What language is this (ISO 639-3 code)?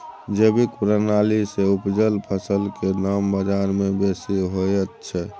mai